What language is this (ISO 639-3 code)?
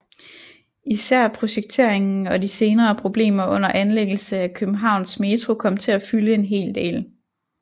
dan